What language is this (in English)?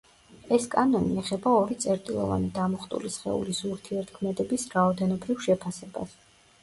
Georgian